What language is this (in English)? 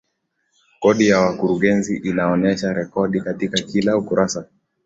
Swahili